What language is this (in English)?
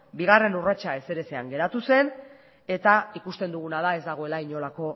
Basque